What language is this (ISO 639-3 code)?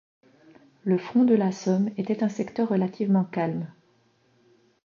fra